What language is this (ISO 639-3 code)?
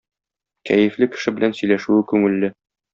tat